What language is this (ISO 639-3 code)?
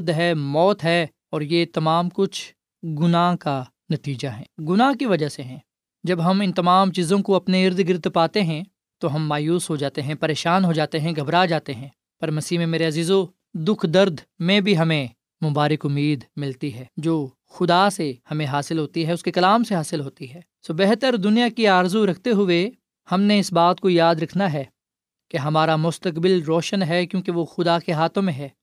urd